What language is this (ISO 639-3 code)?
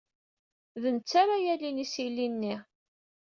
kab